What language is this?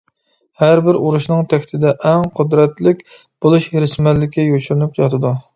Uyghur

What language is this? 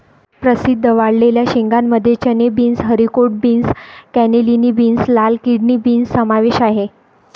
Marathi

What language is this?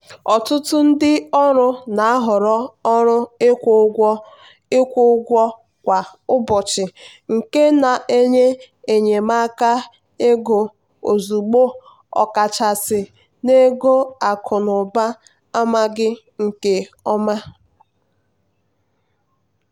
Igbo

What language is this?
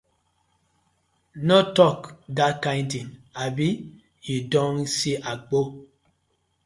Nigerian Pidgin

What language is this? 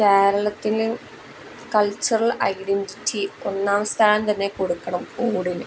Malayalam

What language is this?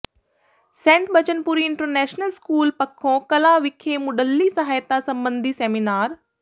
Punjabi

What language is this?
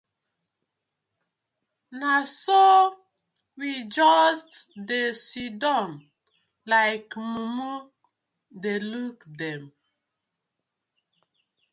Nigerian Pidgin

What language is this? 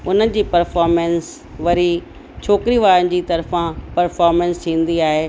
Sindhi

